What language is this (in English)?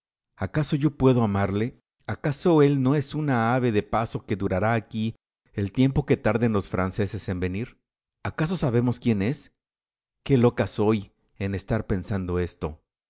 Spanish